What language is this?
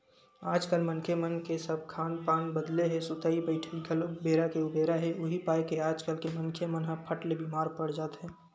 Chhattisgarhi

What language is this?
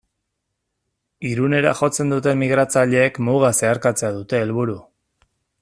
Basque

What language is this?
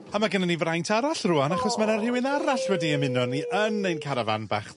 Welsh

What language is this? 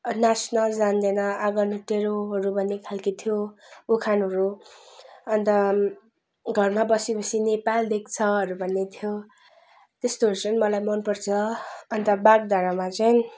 Nepali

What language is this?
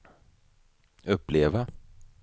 Swedish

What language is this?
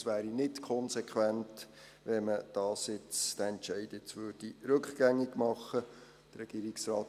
Swiss German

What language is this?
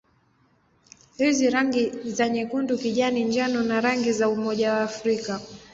Swahili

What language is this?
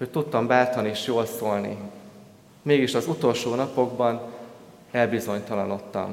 Hungarian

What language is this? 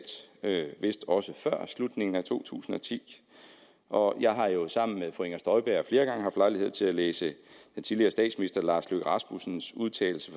Danish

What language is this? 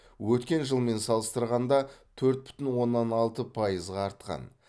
Kazakh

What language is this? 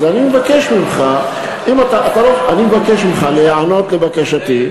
Hebrew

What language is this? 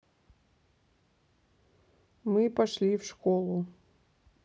Russian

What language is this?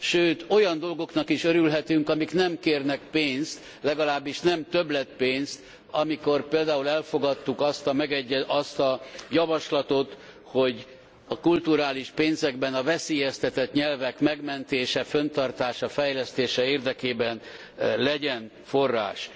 Hungarian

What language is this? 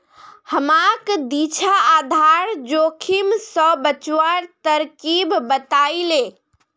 Magahi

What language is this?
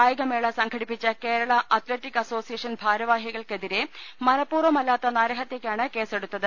Malayalam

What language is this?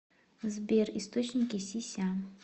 Russian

